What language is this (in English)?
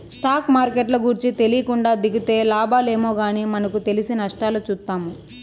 Telugu